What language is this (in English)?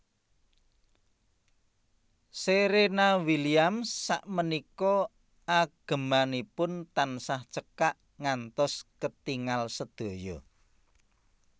Javanese